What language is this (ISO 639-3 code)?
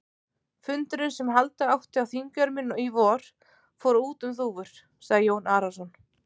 isl